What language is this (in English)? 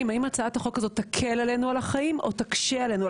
Hebrew